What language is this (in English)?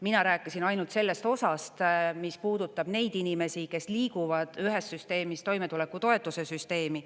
Estonian